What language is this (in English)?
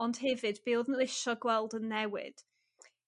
Welsh